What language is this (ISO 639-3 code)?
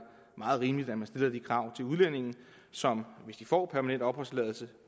dan